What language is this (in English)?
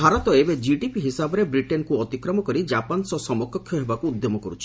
Odia